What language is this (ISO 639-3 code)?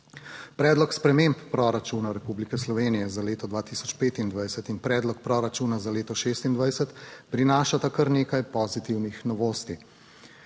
slv